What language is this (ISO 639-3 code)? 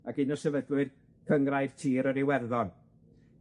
cym